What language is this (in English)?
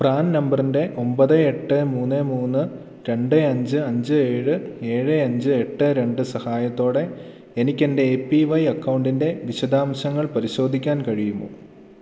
Malayalam